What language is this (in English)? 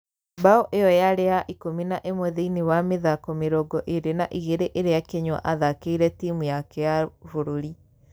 Kikuyu